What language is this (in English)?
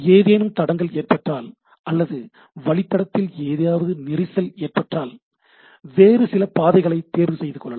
Tamil